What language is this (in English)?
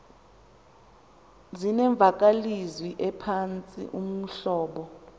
Xhosa